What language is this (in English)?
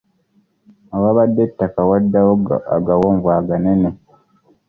Ganda